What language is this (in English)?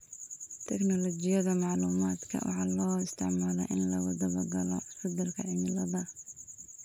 Somali